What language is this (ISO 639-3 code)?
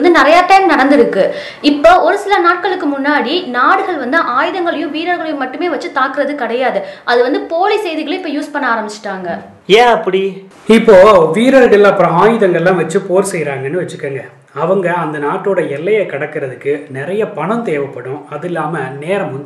tam